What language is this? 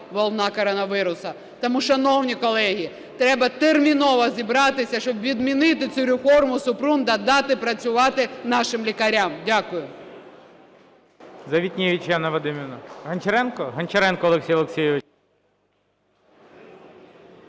Ukrainian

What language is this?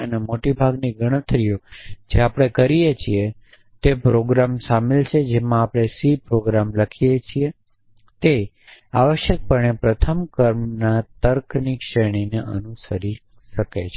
Gujarati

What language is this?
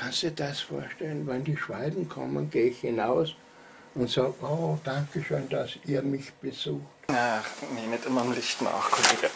German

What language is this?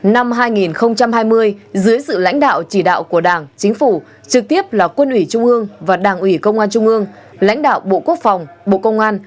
Vietnamese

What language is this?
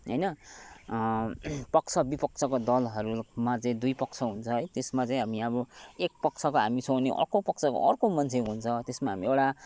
Nepali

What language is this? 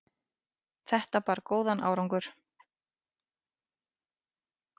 Icelandic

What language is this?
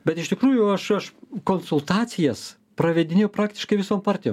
Lithuanian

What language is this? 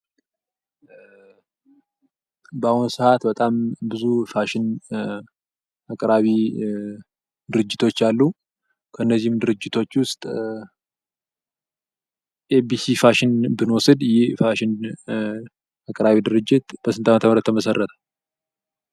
Amharic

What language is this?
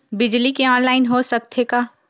Chhattisgarhi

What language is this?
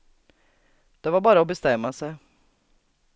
Swedish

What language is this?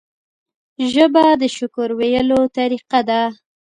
Pashto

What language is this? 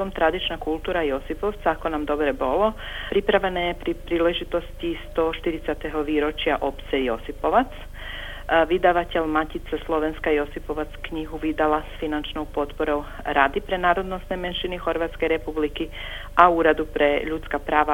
Croatian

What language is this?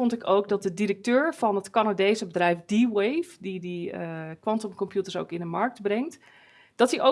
Dutch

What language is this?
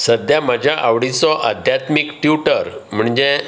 Konkani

